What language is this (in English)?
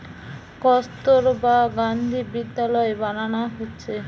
Bangla